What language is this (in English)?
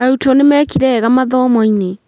Kikuyu